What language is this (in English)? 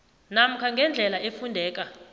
South Ndebele